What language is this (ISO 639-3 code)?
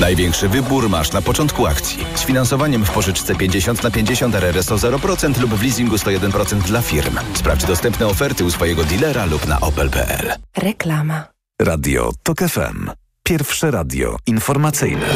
pol